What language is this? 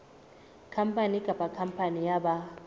Southern Sotho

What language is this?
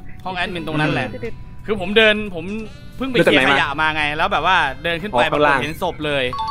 Thai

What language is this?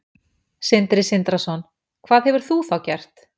Icelandic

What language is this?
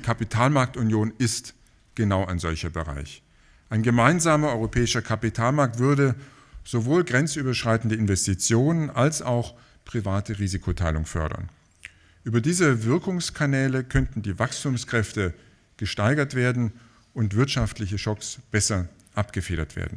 German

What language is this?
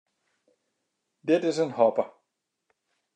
Western Frisian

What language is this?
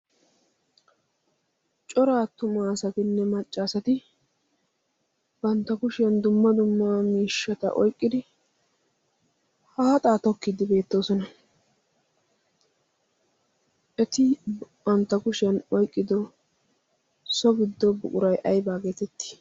Wolaytta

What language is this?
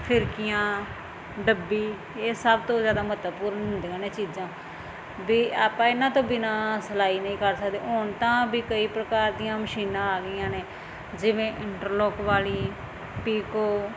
Punjabi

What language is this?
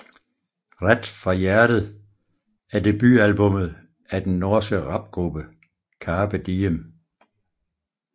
Danish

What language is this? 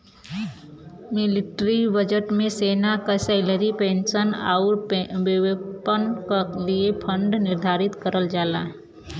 Bhojpuri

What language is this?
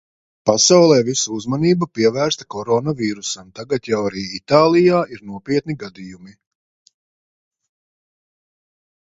Latvian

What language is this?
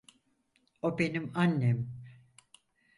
Turkish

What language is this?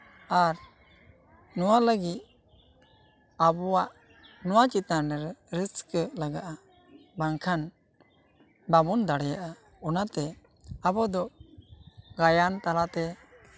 Santali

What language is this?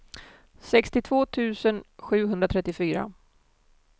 Swedish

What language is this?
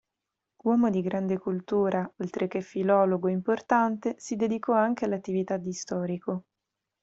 Italian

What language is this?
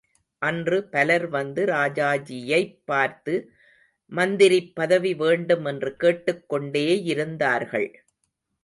Tamil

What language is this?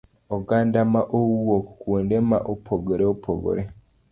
Luo (Kenya and Tanzania)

